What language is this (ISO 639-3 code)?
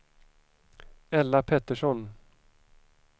swe